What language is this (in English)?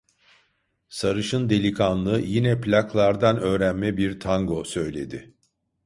Turkish